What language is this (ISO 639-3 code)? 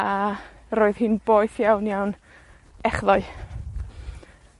cym